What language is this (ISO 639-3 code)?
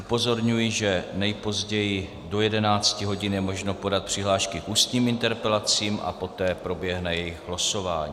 ces